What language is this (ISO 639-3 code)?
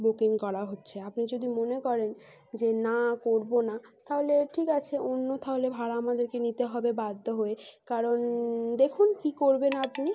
ben